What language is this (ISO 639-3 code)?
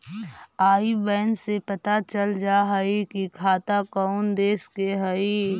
mag